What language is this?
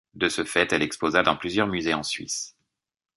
French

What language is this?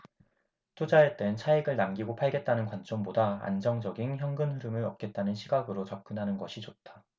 Korean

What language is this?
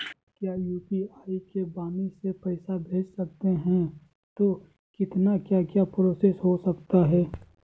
Magahi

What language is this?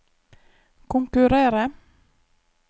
Norwegian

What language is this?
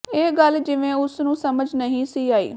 Punjabi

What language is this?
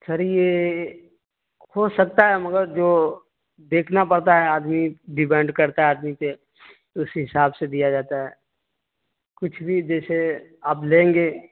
Urdu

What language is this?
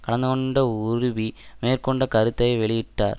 Tamil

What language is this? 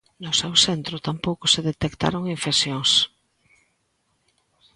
Galician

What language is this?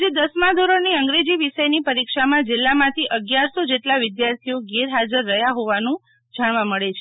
Gujarati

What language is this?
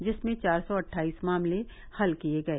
Hindi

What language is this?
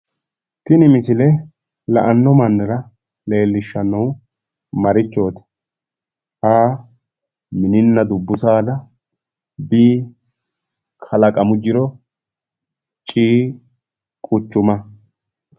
Sidamo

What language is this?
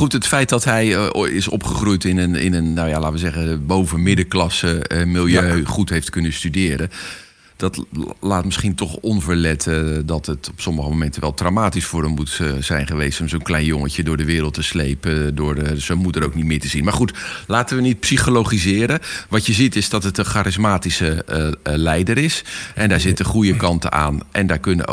Dutch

